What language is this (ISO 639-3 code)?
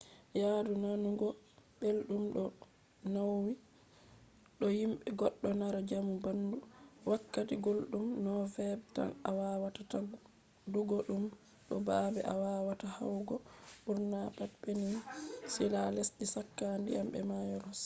ful